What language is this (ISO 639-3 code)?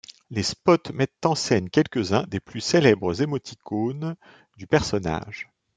fra